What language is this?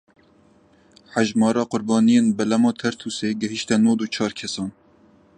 Kurdish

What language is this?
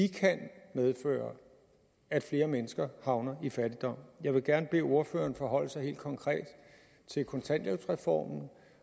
Danish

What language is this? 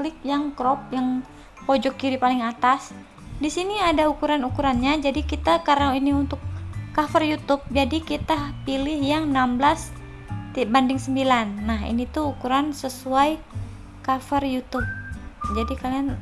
Indonesian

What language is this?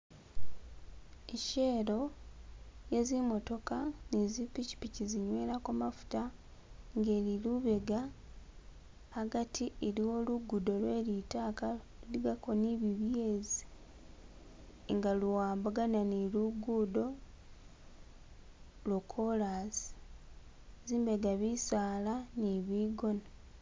Masaaba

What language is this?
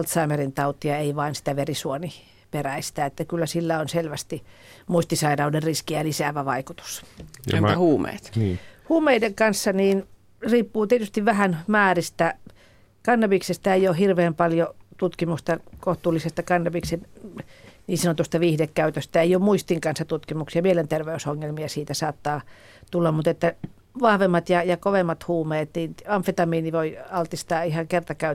Finnish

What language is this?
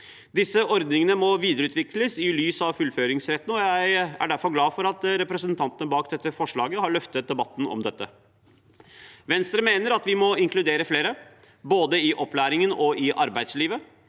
Norwegian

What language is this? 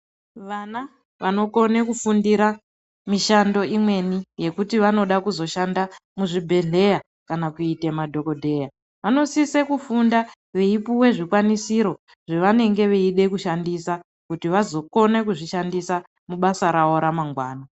Ndau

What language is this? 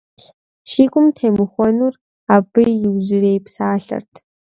Kabardian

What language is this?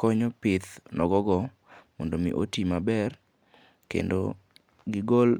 Luo (Kenya and Tanzania)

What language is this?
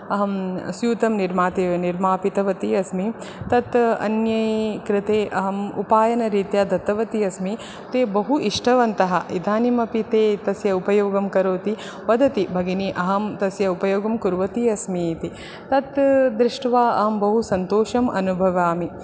Sanskrit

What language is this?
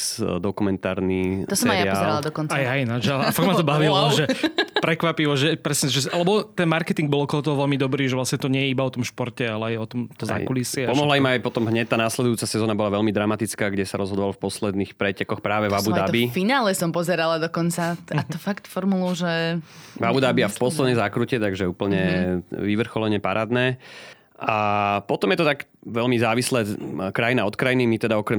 Slovak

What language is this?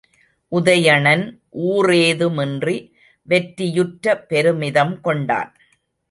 Tamil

